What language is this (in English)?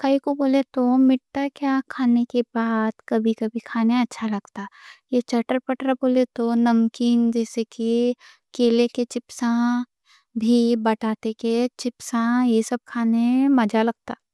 Deccan